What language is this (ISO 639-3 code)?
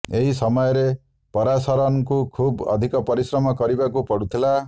ori